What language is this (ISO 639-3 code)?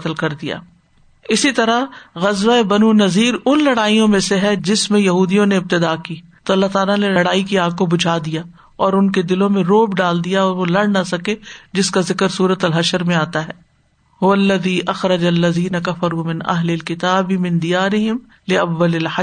urd